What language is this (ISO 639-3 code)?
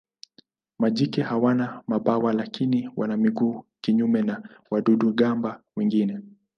swa